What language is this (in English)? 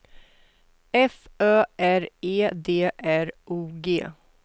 Swedish